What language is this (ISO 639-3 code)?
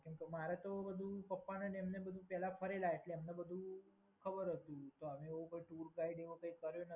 guj